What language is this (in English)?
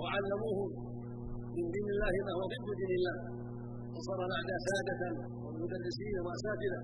Arabic